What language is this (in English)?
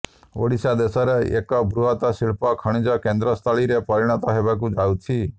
Odia